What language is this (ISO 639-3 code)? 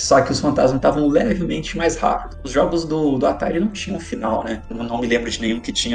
por